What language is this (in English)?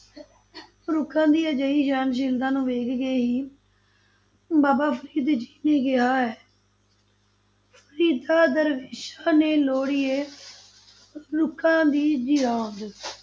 Punjabi